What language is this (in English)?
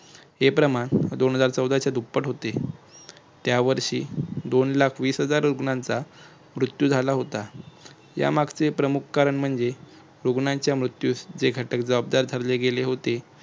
Marathi